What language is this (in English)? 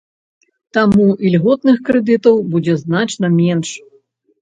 Belarusian